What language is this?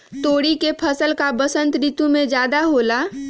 Magahi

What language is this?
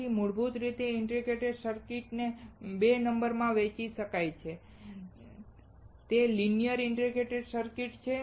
Gujarati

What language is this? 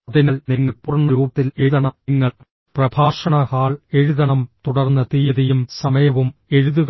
Malayalam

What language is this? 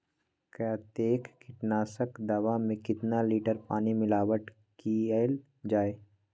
Magahi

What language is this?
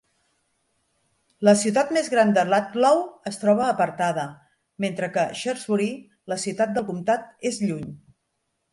Catalan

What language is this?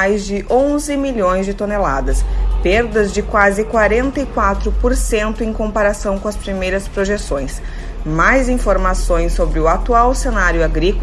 Portuguese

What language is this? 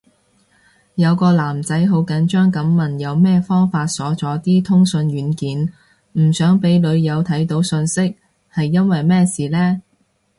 Cantonese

